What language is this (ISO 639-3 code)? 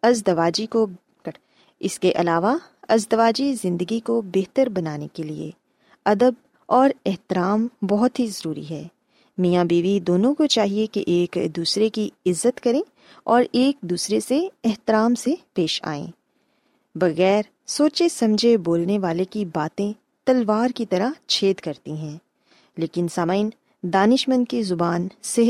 urd